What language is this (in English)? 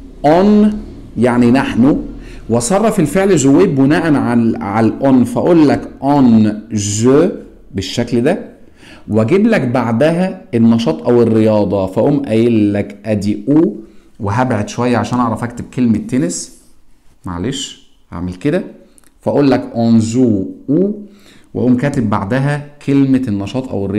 Arabic